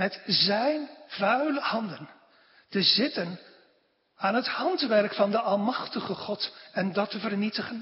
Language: Dutch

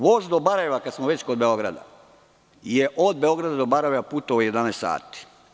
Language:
Serbian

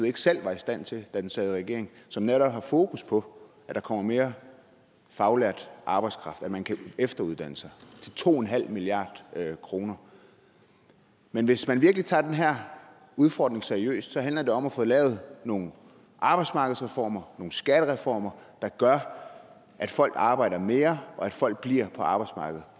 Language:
Danish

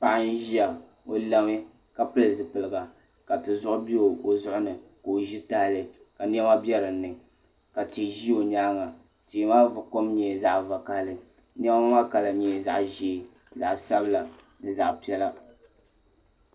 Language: Dagbani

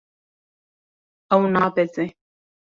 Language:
Kurdish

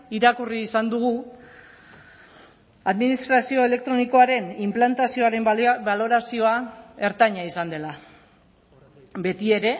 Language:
Basque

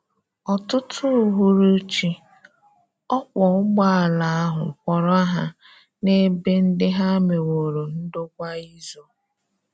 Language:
Igbo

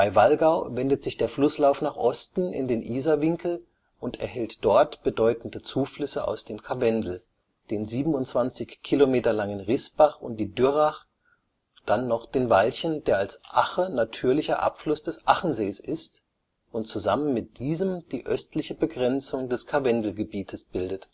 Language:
German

